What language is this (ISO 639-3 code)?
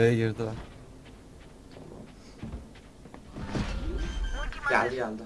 tur